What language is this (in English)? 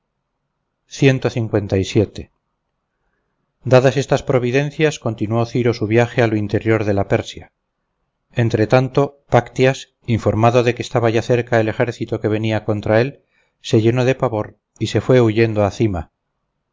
Spanish